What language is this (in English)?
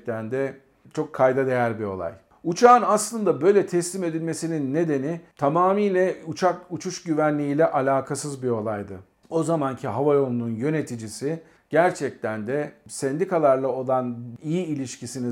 Turkish